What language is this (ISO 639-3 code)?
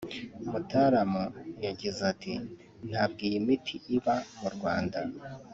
kin